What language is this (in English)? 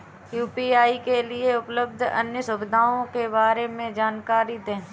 Hindi